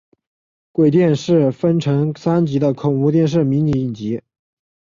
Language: Chinese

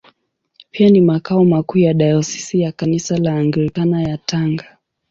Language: Swahili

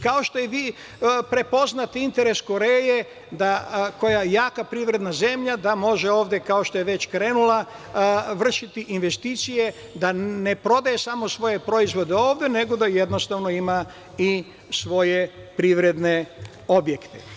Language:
Serbian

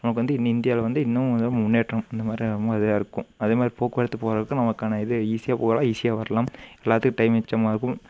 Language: Tamil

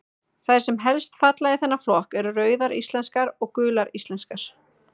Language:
Icelandic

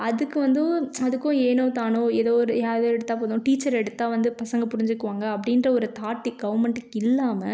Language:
Tamil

